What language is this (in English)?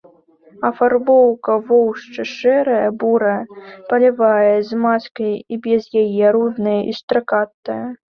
Belarusian